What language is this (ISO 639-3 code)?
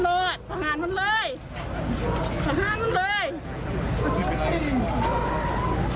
tha